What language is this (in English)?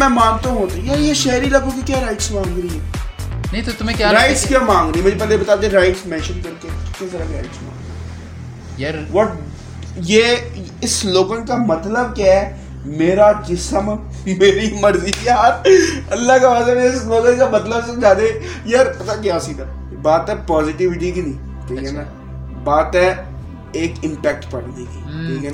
Urdu